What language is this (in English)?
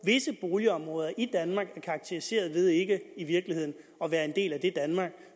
Danish